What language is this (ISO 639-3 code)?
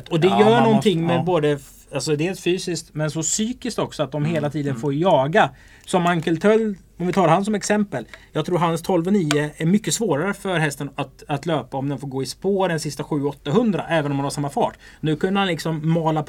swe